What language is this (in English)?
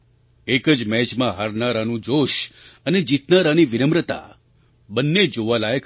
Gujarati